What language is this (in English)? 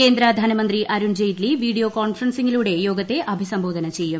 Malayalam